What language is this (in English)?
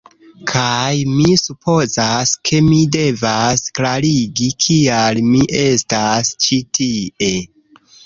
Esperanto